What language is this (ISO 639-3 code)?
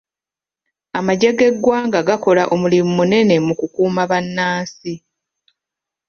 lug